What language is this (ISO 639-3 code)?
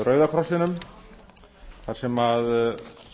isl